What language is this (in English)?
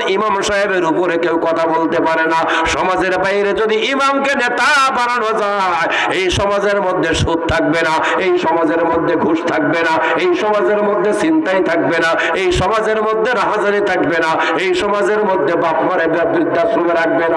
Bangla